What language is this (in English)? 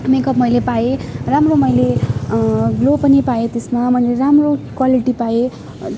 Nepali